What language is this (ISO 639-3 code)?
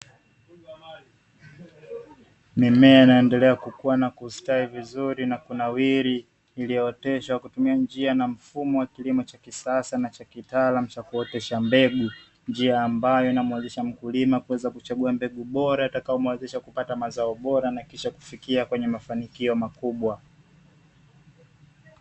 swa